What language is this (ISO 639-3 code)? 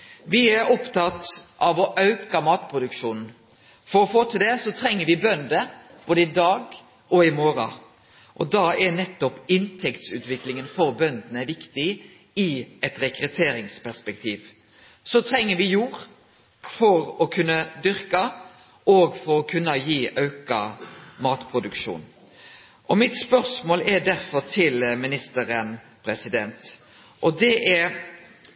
nno